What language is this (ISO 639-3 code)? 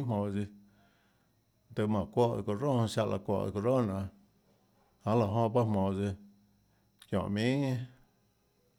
ctl